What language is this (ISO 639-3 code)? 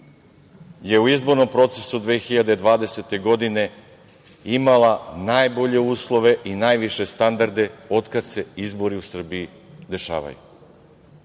srp